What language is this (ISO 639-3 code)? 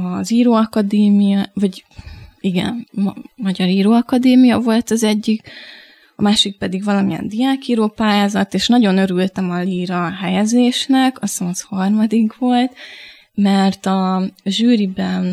hun